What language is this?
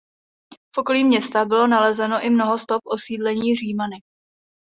Czech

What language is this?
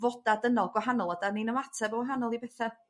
Welsh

